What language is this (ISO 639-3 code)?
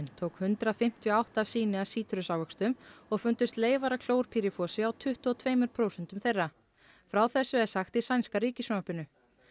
isl